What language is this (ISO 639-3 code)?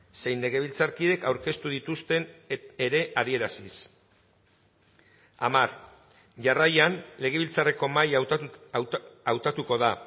eus